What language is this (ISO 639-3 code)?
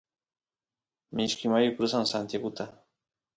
qus